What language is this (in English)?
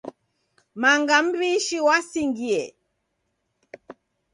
Taita